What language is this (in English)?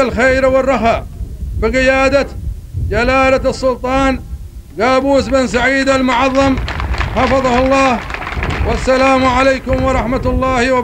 Arabic